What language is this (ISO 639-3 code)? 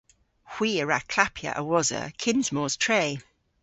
cor